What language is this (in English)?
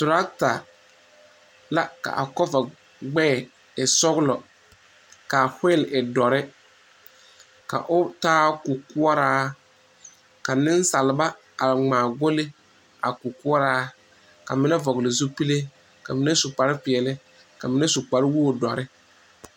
Southern Dagaare